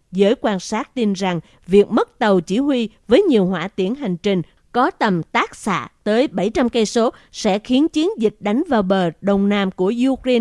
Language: Vietnamese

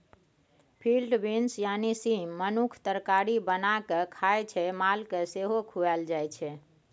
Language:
Maithili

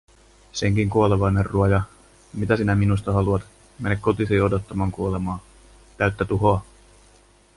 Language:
Finnish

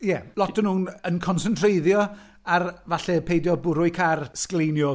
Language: Welsh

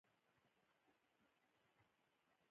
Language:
Pashto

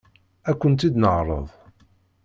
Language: Kabyle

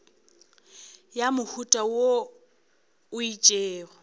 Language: Northern Sotho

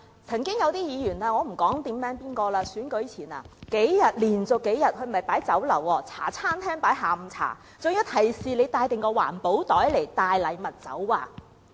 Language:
Cantonese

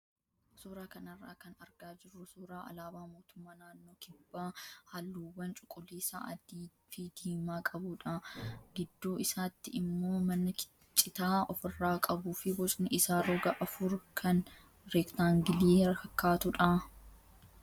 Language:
Oromo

